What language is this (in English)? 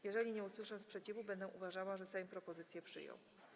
Polish